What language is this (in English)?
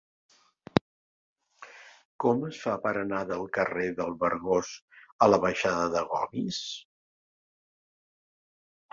Catalan